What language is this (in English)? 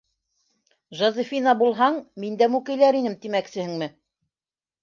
Bashkir